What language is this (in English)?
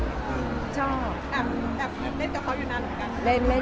Thai